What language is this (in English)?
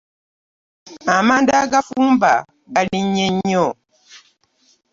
Ganda